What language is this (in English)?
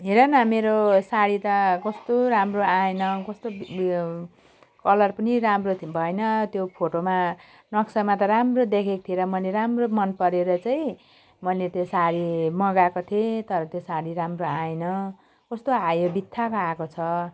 Nepali